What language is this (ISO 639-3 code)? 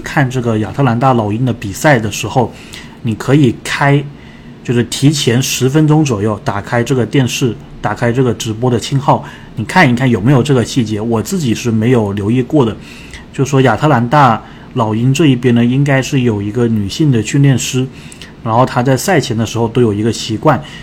zho